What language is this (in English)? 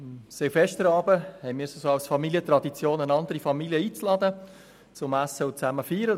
Swiss German